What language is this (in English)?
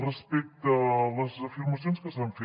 Catalan